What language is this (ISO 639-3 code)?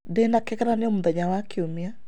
kik